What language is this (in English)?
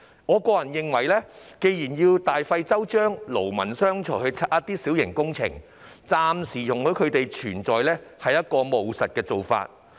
Cantonese